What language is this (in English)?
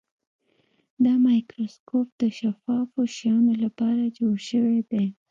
Pashto